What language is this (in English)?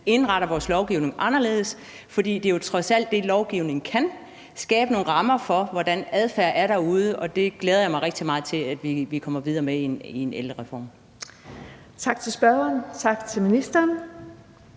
Danish